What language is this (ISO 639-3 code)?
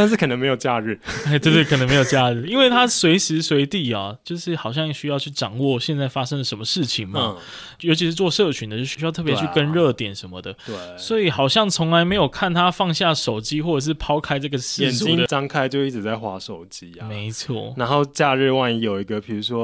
zho